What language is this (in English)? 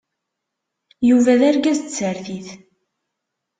Kabyle